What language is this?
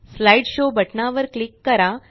Marathi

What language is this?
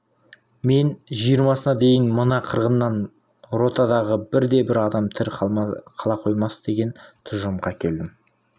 Kazakh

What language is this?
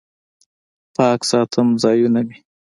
Pashto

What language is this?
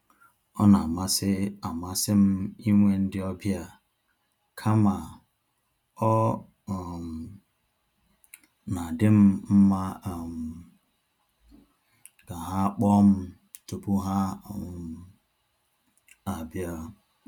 Igbo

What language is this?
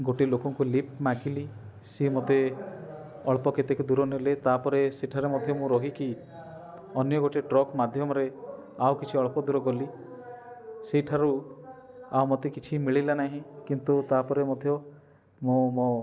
Odia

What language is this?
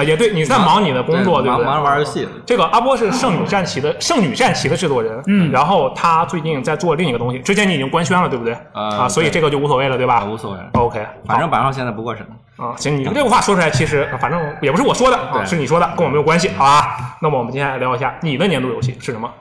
Chinese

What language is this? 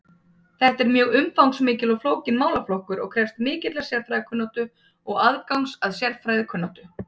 Icelandic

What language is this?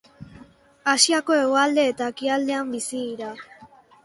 Basque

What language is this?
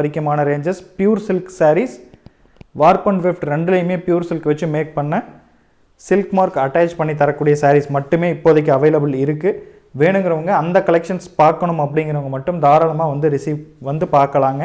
Tamil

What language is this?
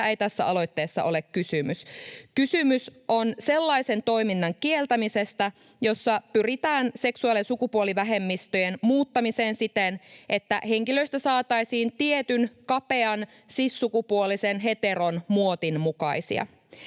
Finnish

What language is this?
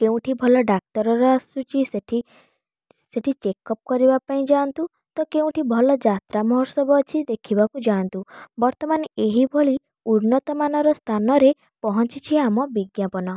Odia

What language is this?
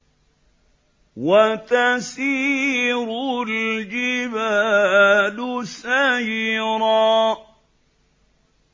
Arabic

